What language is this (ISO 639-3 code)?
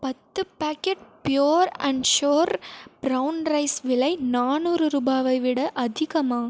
tam